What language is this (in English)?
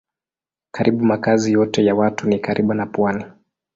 Swahili